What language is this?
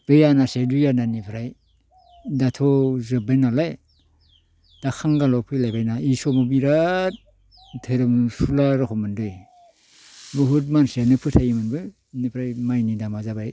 Bodo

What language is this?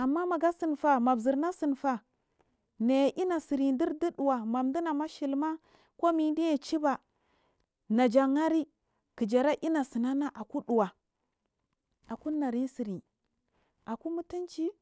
Marghi South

